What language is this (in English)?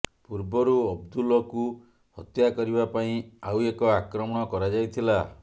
Odia